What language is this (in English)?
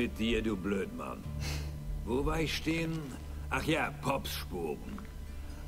German